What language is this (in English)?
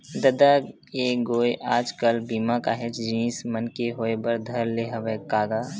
Chhattisgarhi